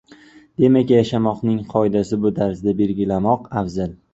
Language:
Uzbek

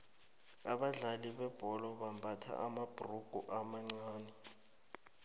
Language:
South Ndebele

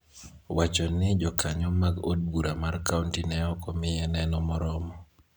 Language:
Luo (Kenya and Tanzania)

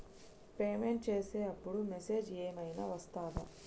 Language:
Telugu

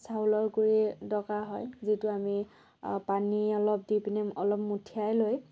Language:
Assamese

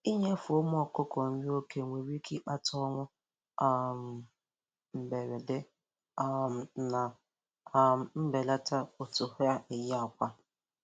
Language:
Igbo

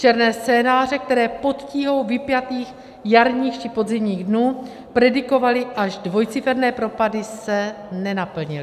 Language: Czech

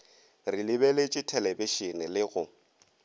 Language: Northern Sotho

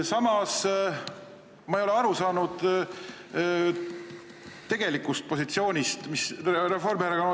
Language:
Estonian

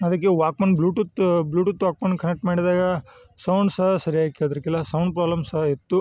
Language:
Kannada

